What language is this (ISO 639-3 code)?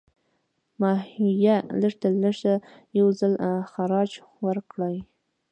pus